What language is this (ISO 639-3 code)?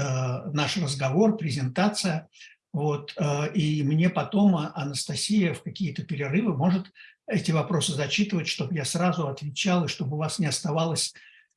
rus